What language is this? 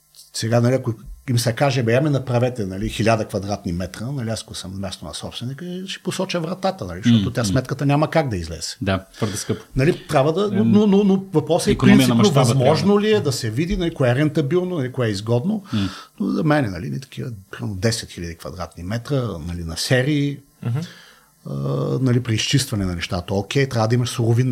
Bulgarian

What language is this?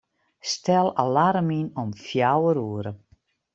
Western Frisian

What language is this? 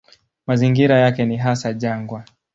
Swahili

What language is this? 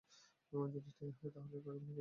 Bangla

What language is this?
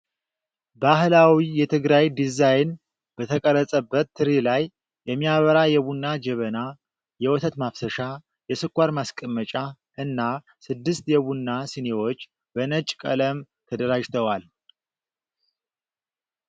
Amharic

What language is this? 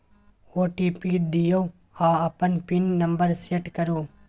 Maithili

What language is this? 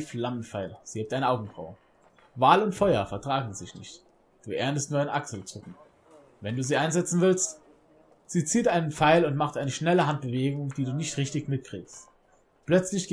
German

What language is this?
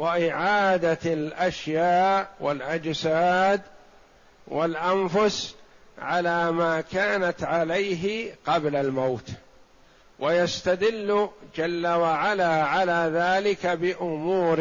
Arabic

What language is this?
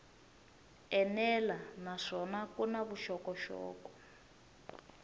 Tsonga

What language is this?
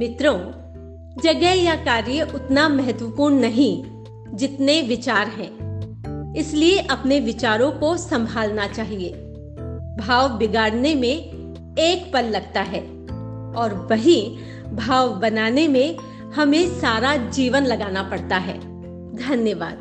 Hindi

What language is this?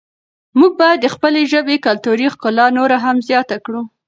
Pashto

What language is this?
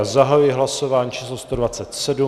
Czech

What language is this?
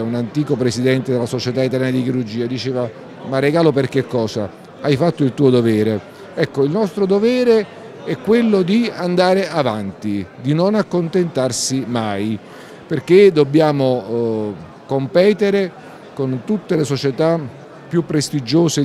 Italian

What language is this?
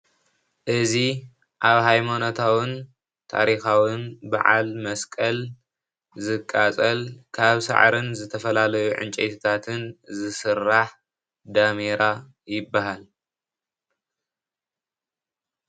Tigrinya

